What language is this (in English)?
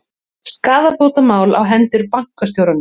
Icelandic